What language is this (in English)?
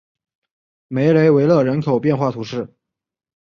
Chinese